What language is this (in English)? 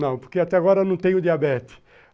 Portuguese